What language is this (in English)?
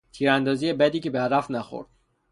Persian